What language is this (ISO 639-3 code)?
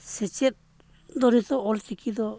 sat